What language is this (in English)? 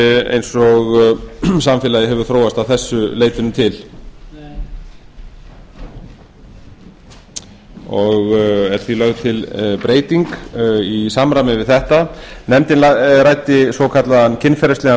Icelandic